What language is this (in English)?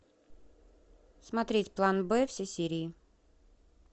Russian